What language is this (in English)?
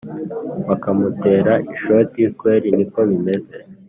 Kinyarwanda